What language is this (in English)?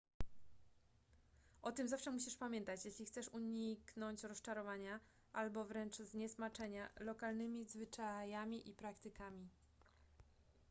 Polish